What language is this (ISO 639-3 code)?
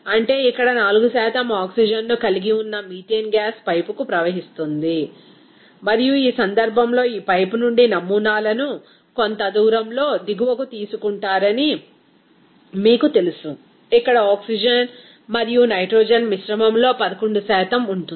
tel